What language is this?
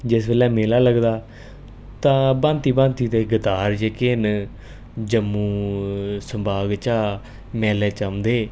Dogri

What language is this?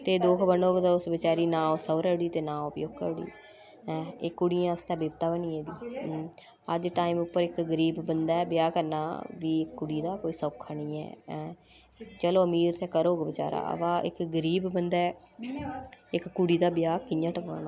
Dogri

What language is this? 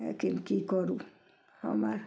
Maithili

